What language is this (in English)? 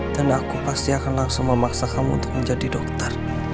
Indonesian